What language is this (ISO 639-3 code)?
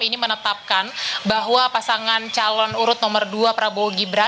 ind